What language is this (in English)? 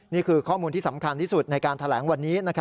Thai